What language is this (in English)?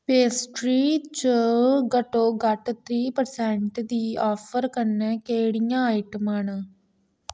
Dogri